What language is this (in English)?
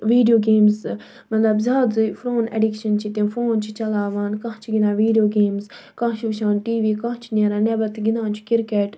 Kashmiri